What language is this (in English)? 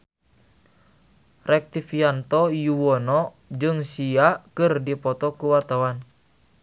Sundanese